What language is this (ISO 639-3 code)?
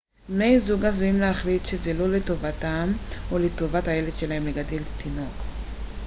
heb